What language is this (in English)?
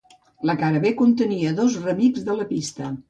Catalan